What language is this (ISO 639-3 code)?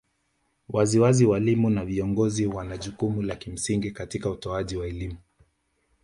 swa